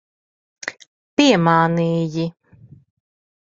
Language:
Latvian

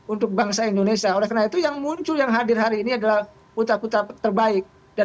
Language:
Indonesian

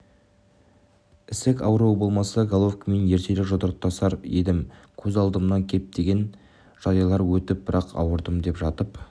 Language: Kazakh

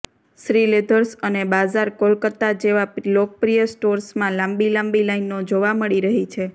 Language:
Gujarati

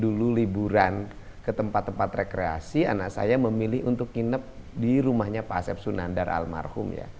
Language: Indonesian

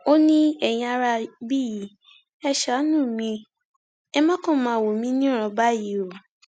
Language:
Yoruba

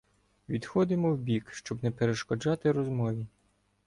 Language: Ukrainian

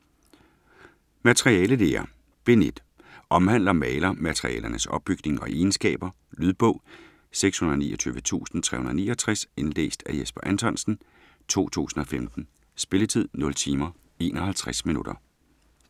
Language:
Danish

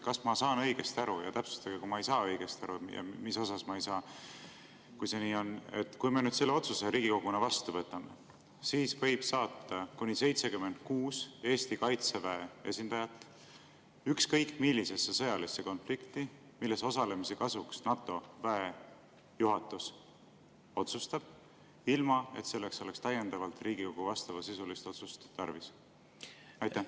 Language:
Estonian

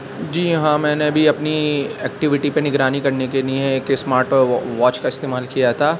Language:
Urdu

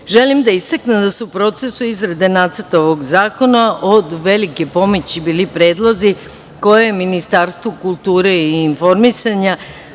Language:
Serbian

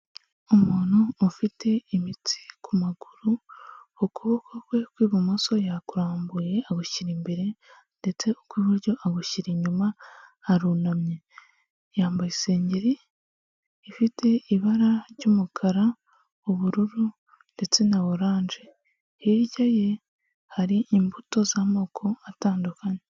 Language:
Kinyarwanda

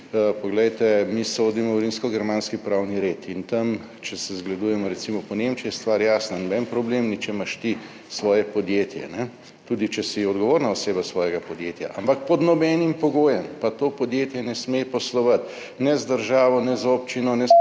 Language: Slovenian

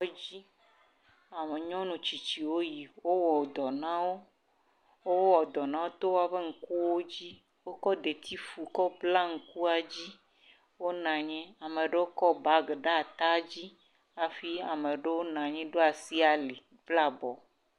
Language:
Ewe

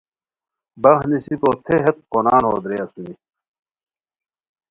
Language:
Khowar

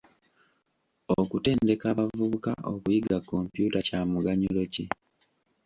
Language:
Ganda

